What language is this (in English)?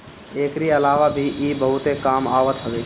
Bhojpuri